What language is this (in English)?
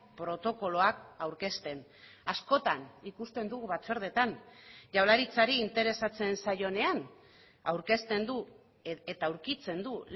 Basque